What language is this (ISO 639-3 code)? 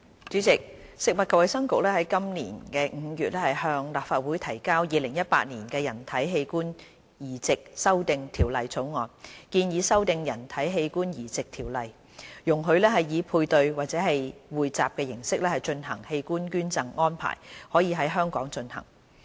yue